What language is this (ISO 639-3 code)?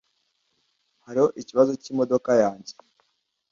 kin